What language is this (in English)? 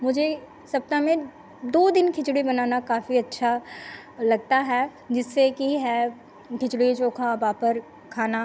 Hindi